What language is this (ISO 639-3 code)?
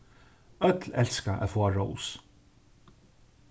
fao